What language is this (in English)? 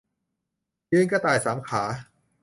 Thai